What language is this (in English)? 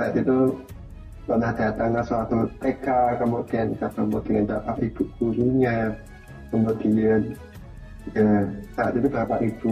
Indonesian